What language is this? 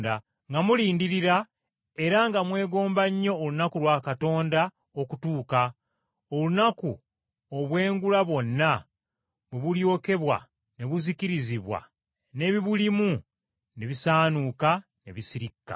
Ganda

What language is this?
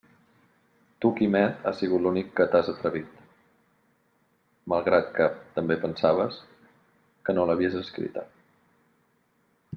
Catalan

